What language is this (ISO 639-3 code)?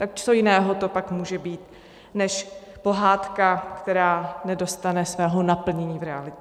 ces